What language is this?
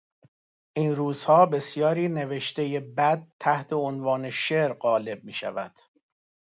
Persian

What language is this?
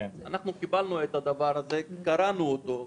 Hebrew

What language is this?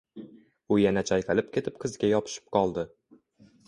Uzbek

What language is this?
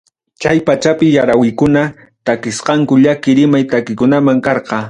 Ayacucho Quechua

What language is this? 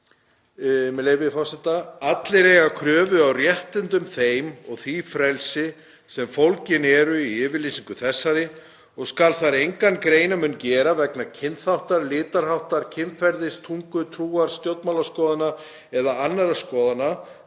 Icelandic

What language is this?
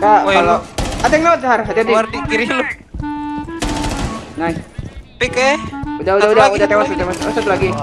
Indonesian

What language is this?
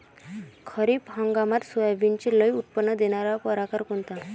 Marathi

